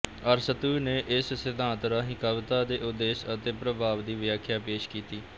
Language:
Punjabi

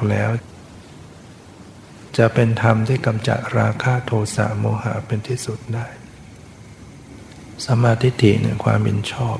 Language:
Thai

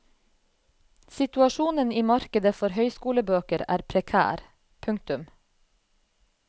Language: Norwegian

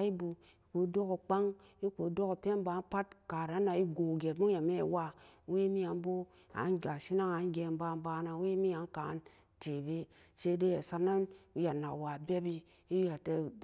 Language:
Samba Daka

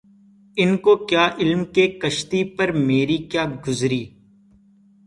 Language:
Urdu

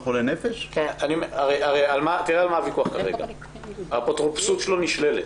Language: Hebrew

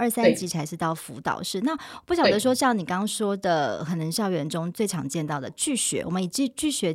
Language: Chinese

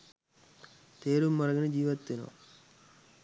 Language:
Sinhala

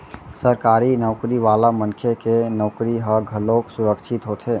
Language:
Chhattisgarhi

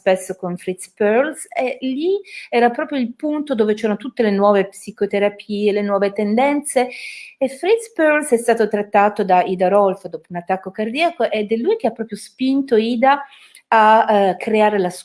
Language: Italian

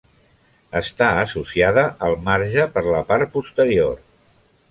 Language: Catalan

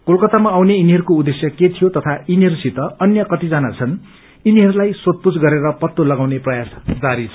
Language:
Nepali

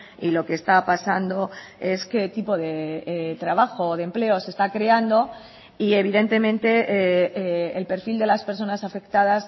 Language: Spanish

